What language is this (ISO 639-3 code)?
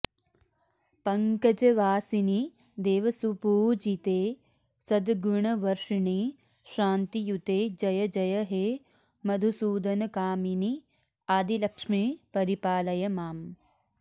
san